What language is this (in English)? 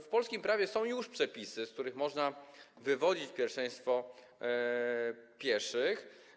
Polish